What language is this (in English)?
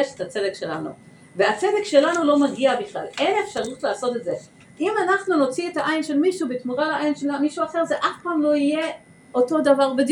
Hebrew